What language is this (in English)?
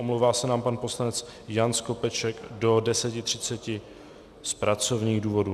Czech